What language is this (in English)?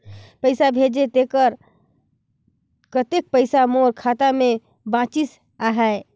Chhattisgarhi